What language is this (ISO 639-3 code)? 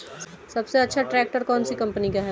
hin